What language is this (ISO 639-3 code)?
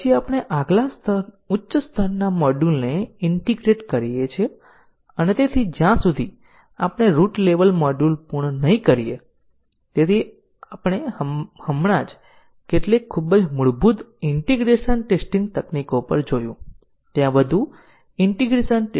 guj